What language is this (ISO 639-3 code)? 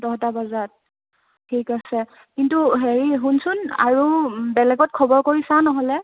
asm